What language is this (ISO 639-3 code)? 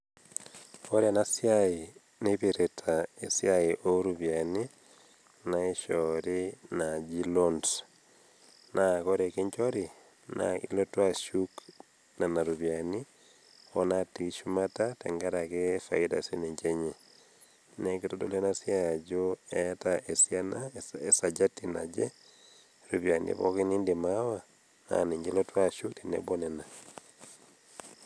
mas